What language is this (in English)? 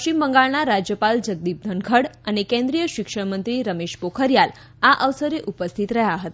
Gujarati